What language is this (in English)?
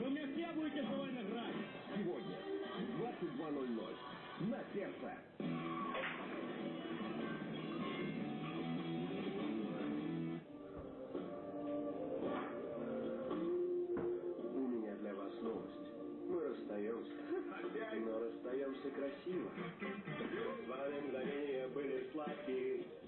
Russian